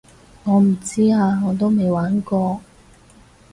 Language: Cantonese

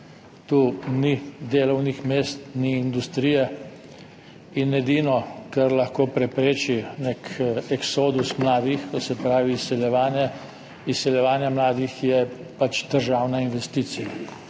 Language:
Slovenian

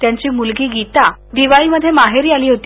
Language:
Marathi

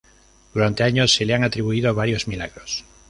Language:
Spanish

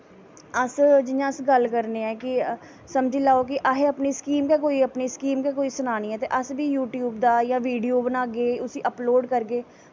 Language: Dogri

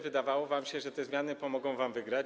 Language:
Polish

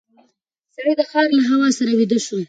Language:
Pashto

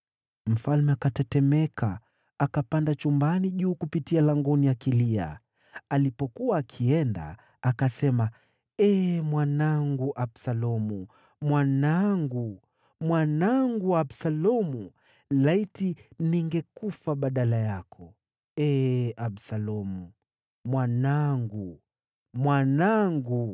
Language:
Swahili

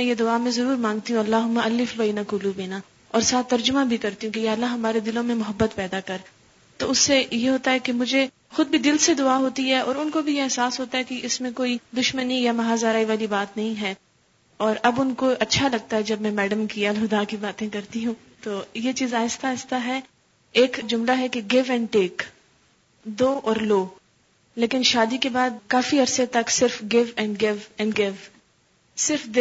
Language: Urdu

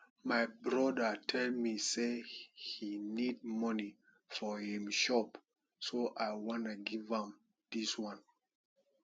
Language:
Nigerian Pidgin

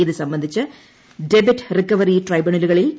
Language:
Malayalam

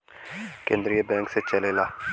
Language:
Bhojpuri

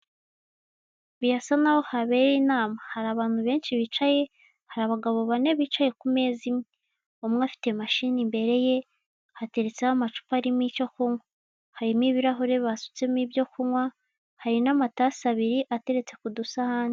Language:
Kinyarwanda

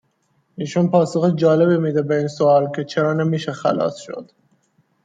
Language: Persian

